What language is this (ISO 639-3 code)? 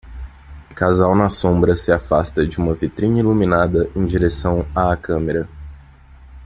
por